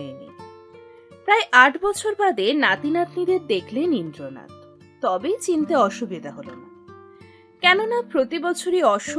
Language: Bangla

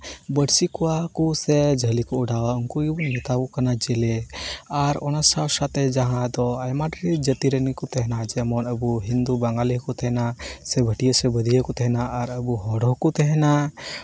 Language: Santali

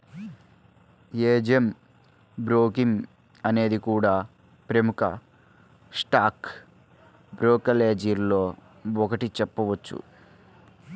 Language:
Telugu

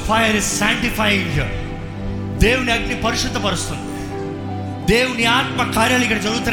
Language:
Telugu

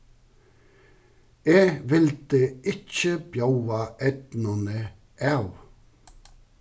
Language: Faroese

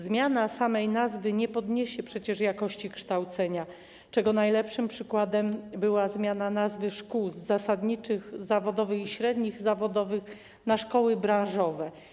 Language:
Polish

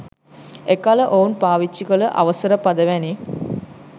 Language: Sinhala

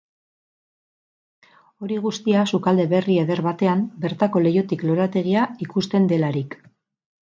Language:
Basque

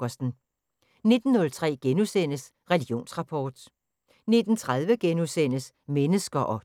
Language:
Danish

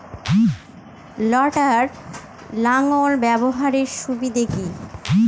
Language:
Bangla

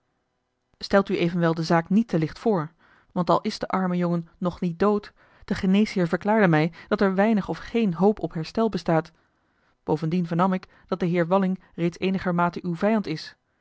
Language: Dutch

